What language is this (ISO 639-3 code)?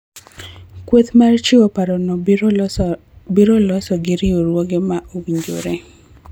luo